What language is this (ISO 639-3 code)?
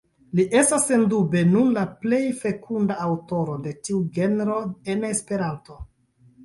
epo